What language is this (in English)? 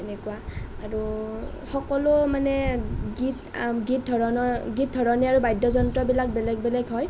Assamese